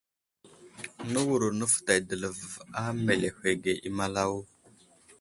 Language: Wuzlam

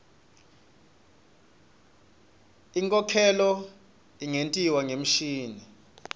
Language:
Swati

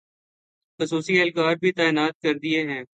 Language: Urdu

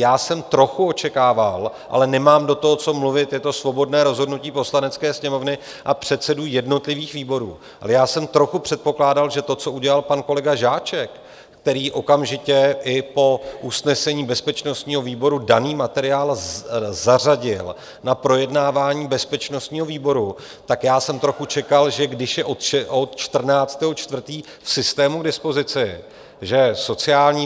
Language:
Czech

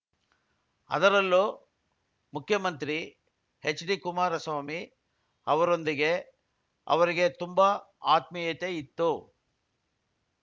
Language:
Kannada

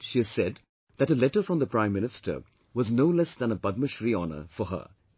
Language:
English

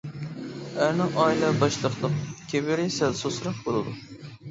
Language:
Uyghur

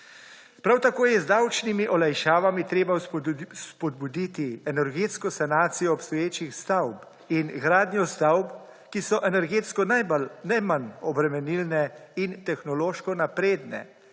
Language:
Slovenian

